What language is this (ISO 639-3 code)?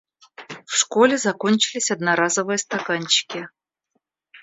rus